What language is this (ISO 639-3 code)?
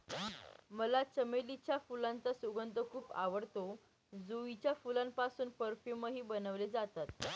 mar